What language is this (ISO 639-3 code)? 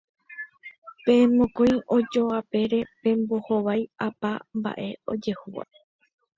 grn